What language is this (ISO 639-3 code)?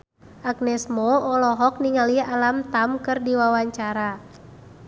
sun